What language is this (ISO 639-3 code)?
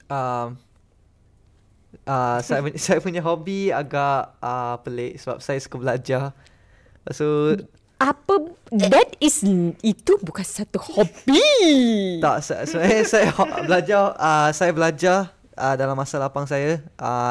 msa